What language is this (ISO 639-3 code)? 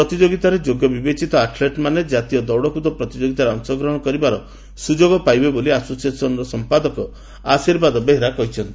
ori